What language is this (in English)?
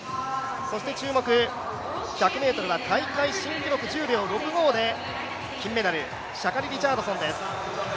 Japanese